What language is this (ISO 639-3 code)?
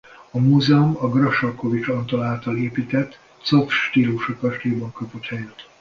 hun